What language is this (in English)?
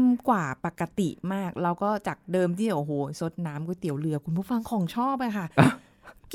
Thai